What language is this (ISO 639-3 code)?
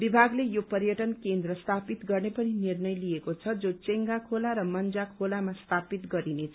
nep